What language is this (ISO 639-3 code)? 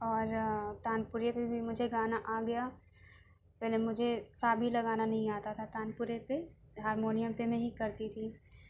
urd